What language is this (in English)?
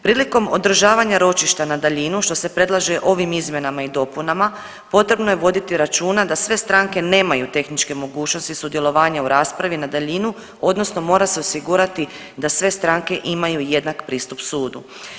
Croatian